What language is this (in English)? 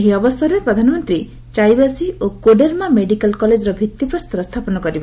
Odia